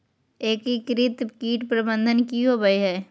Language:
Magahi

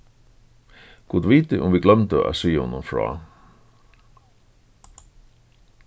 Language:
Faroese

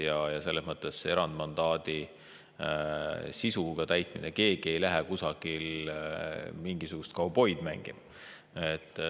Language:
Estonian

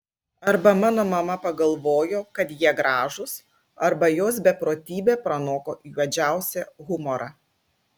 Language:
Lithuanian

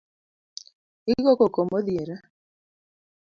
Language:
Luo (Kenya and Tanzania)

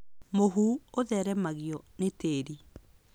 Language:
Kikuyu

